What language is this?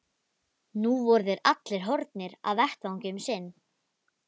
Icelandic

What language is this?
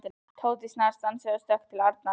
Icelandic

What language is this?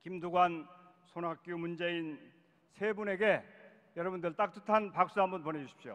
Korean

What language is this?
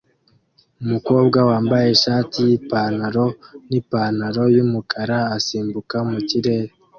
Kinyarwanda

